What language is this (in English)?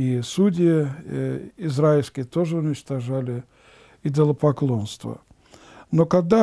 Russian